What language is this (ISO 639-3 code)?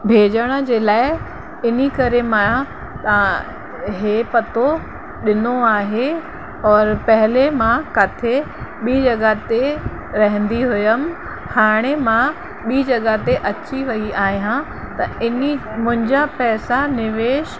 snd